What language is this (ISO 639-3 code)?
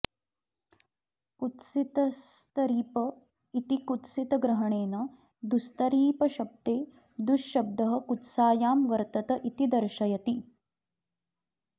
san